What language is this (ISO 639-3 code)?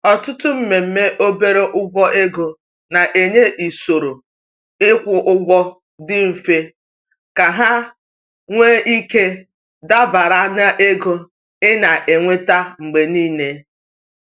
ibo